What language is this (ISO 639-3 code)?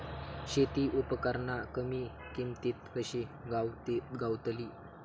mar